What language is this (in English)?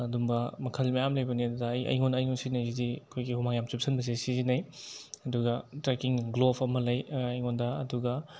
Manipuri